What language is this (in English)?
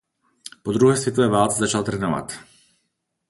Czech